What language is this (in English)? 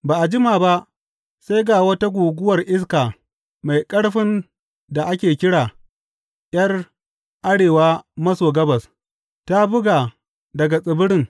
Hausa